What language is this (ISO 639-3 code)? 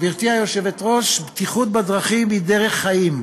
heb